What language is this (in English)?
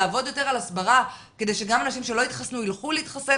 Hebrew